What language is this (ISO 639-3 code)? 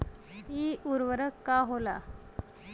bho